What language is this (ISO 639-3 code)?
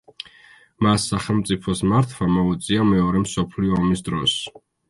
kat